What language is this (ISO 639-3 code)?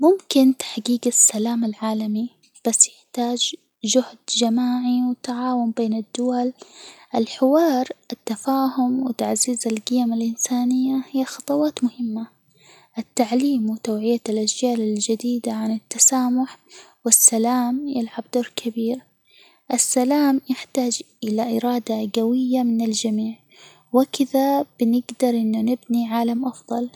acw